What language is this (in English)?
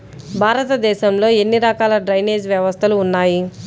Telugu